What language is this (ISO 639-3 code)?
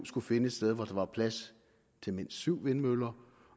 dan